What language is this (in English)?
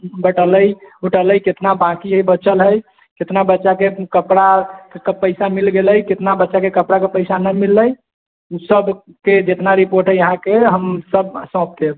Maithili